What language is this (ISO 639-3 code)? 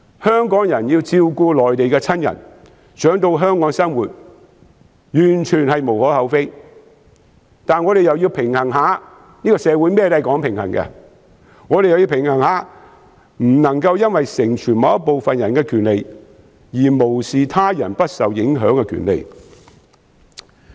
yue